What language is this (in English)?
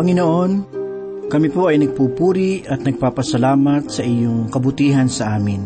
Filipino